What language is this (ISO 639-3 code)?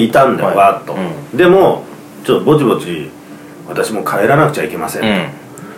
jpn